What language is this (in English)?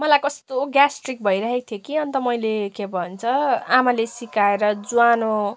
Nepali